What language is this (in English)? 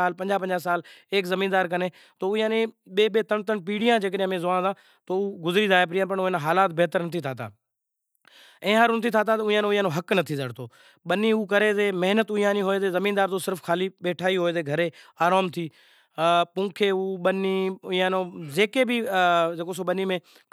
Kachi Koli